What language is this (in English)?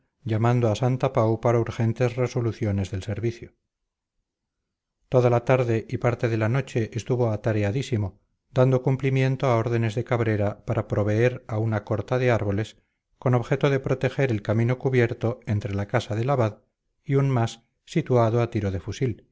Spanish